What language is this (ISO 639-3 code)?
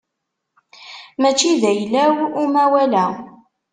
kab